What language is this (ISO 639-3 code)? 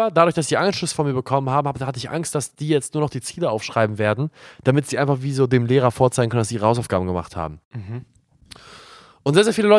deu